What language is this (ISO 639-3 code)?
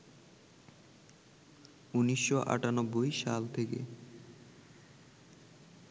ben